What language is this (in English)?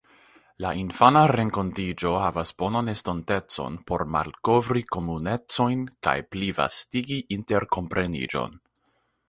Esperanto